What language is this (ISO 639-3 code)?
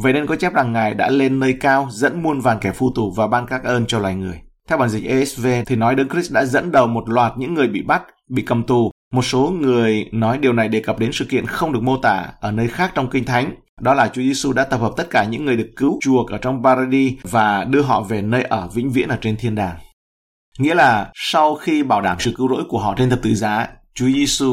vie